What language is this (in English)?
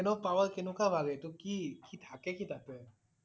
Assamese